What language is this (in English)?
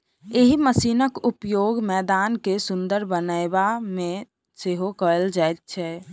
Maithili